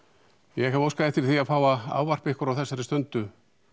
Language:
Icelandic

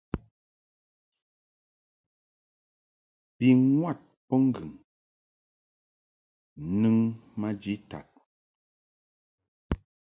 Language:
Mungaka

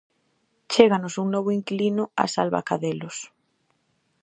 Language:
Galician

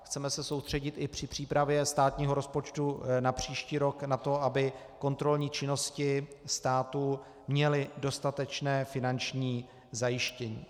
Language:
Czech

